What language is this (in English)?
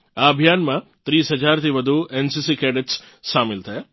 Gujarati